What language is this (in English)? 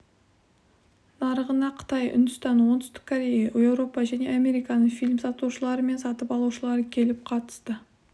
Kazakh